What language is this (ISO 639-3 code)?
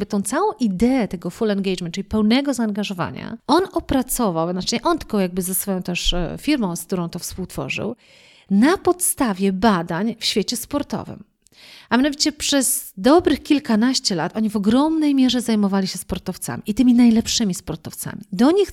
pol